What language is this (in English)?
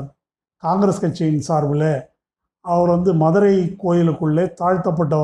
Tamil